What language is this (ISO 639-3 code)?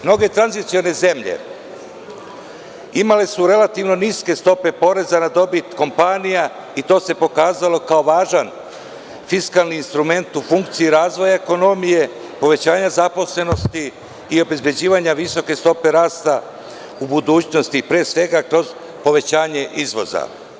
srp